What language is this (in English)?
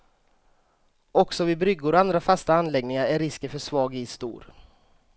Swedish